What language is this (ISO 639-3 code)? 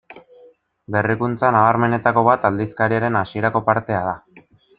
eus